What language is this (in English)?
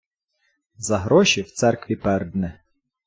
Ukrainian